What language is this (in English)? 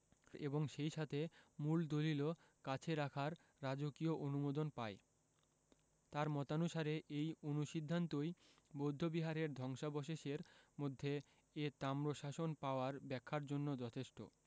Bangla